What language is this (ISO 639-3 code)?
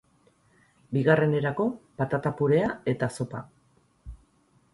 eus